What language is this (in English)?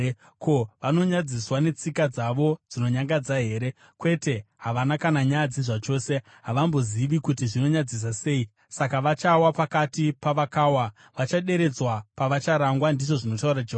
Shona